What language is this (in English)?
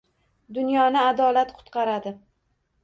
Uzbek